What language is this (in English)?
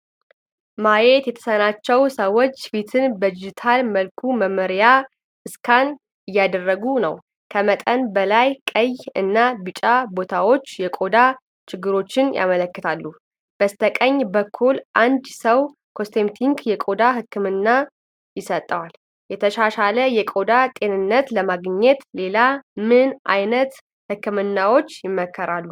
Amharic